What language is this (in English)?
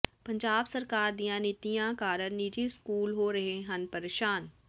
Punjabi